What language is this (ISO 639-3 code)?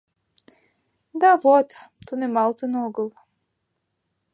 chm